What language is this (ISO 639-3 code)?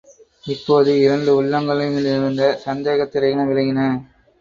tam